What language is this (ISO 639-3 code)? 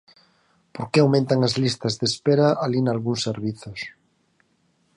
glg